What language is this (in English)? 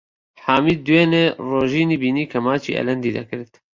Central Kurdish